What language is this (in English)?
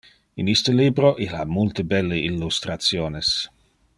Interlingua